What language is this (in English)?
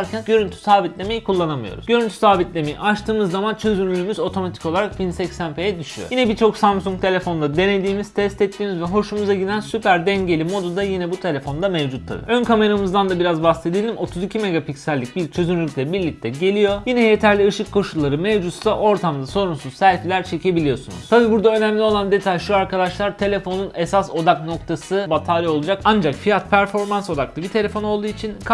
Turkish